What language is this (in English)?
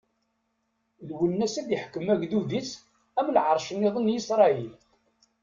Kabyle